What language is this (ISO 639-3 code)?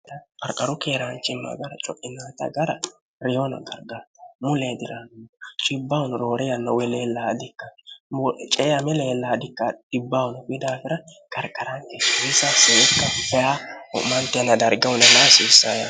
sid